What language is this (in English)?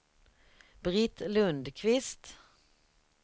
Swedish